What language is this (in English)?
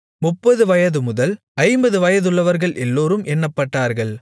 Tamil